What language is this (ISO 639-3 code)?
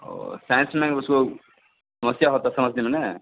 hin